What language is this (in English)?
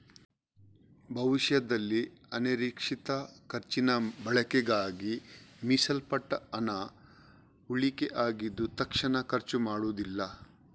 Kannada